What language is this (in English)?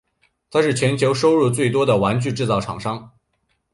Chinese